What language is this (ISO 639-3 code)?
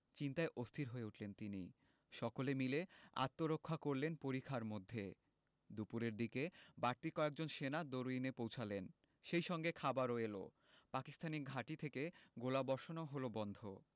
ben